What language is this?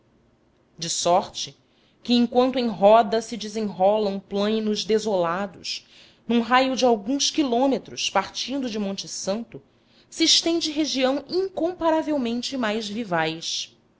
Portuguese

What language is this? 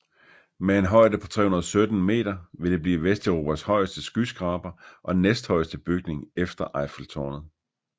Danish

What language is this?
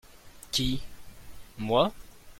French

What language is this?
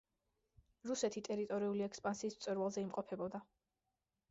Georgian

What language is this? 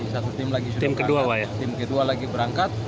Indonesian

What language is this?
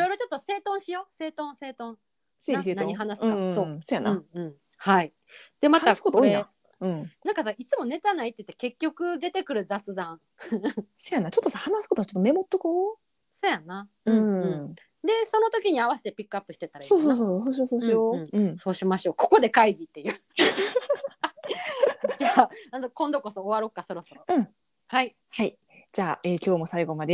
Japanese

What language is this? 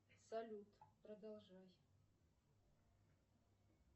Russian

